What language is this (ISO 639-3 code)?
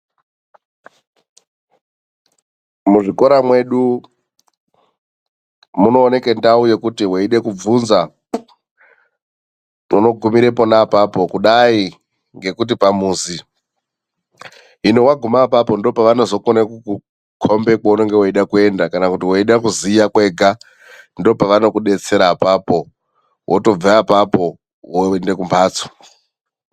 ndc